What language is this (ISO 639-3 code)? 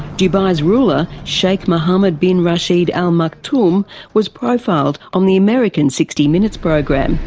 eng